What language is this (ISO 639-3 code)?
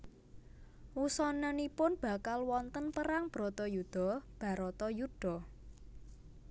jav